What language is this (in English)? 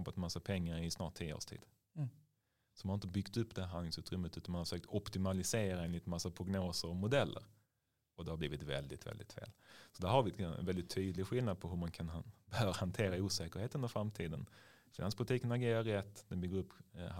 Swedish